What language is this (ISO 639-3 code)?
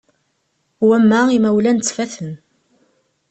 kab